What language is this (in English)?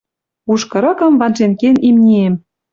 Western Mari